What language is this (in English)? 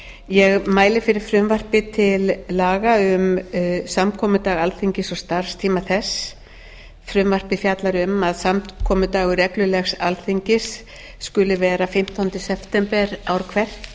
Icelandic